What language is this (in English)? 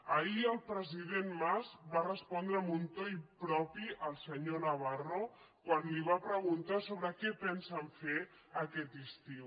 Catalan